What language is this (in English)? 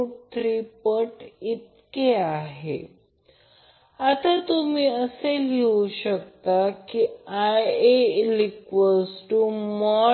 Marathi